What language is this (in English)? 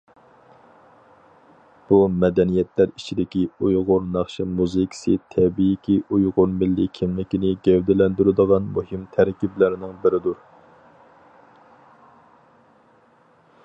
Uyghur